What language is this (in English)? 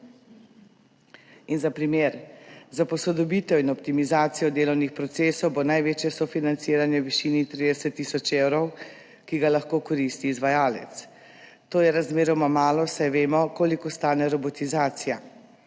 Slovenian